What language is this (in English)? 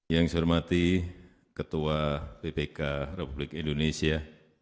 Indonesian